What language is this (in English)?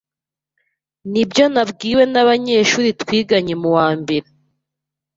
Kinyarwanda